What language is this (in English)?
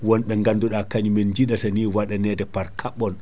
Fula